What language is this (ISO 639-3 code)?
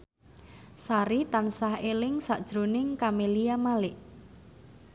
jav